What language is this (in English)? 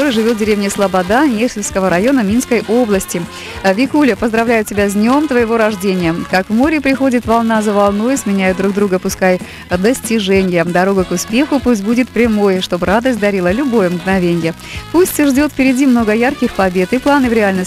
Russian